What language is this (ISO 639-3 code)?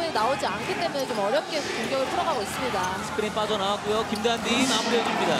kor